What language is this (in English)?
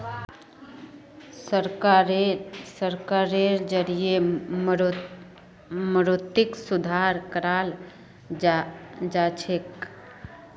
Magahi